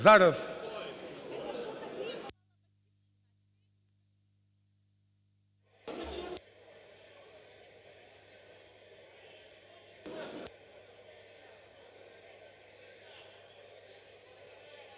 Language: Ukrainian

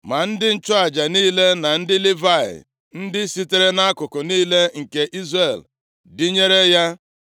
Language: Igbo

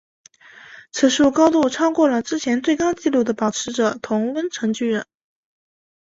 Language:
Chinese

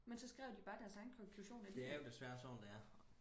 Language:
Danish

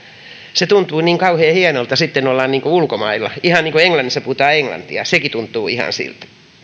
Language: Finnish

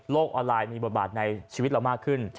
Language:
Thai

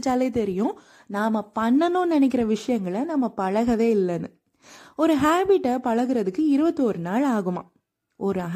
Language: Tamil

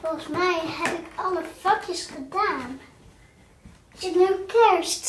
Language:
Dutch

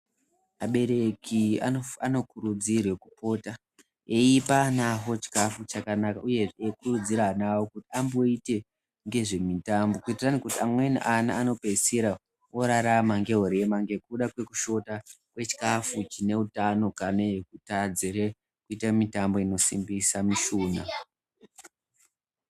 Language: Ndau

